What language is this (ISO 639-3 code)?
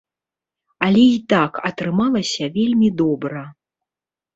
bel